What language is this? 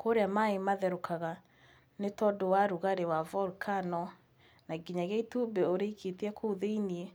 Kikuyu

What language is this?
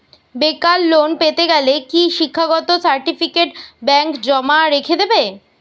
Bangla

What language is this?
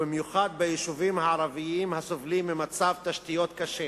Hebrew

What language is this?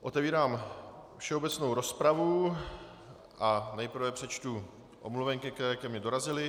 Czech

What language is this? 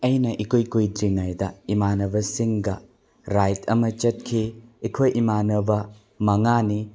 Manipuri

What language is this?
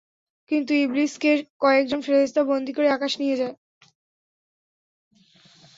Bangla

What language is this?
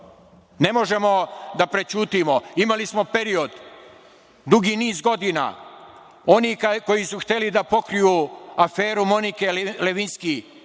Serbian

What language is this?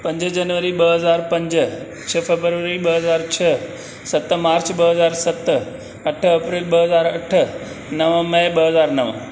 Sindhi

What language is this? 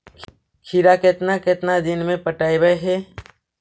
Magahi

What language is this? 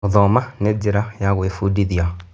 Kikuyu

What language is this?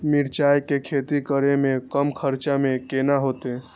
Maithili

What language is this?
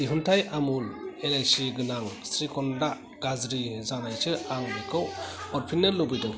Bodo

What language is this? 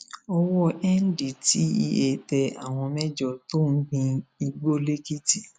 Yoruba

